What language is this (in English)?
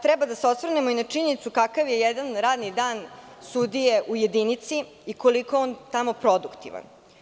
Serbian